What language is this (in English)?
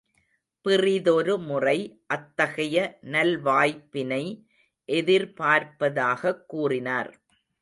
Tamil